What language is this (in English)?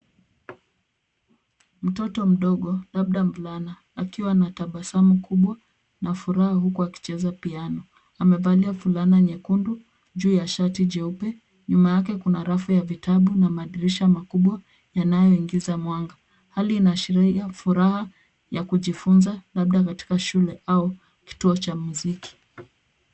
Swahili